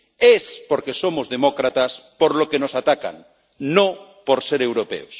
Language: Spanish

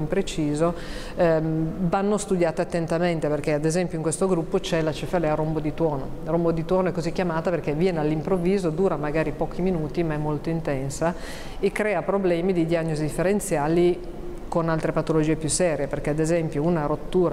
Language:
Italian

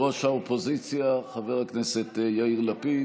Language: Hebrew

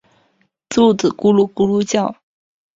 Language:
Chinese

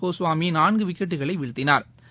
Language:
Tamil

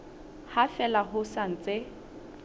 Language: Southern Sotho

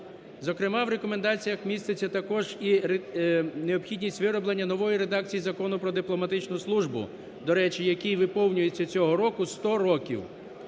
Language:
Ukrainian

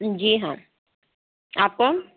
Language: Urdu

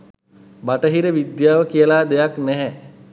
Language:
Sinhala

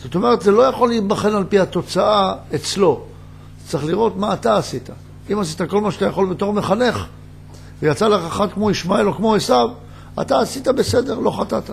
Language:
Hebrew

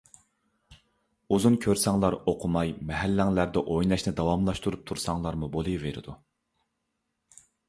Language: Uyghur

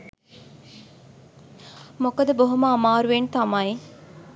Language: Sinhala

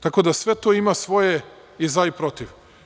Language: Serbian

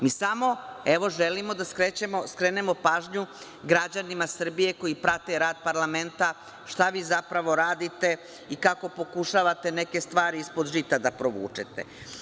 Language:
Serbian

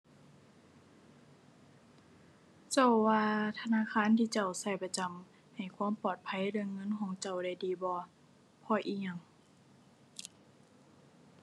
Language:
Thai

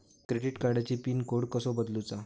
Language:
Marathi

